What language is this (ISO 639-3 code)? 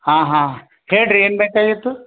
kan